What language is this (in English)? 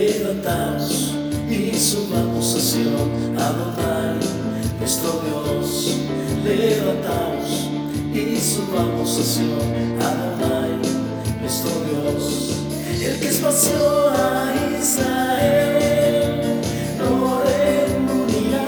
Spanish